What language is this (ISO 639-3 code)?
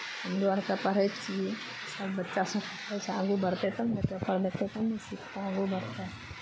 mai